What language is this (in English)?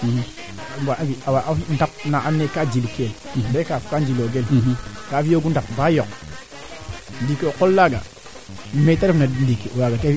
Serer